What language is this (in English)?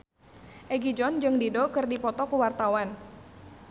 Sundanese